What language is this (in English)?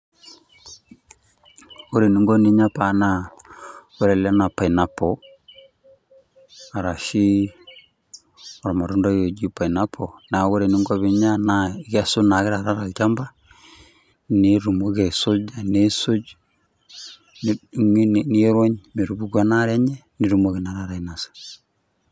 Masai